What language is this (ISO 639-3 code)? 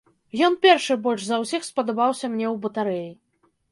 bel